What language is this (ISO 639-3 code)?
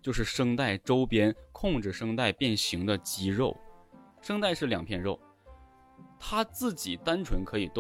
zho